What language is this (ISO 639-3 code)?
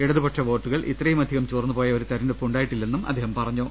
mal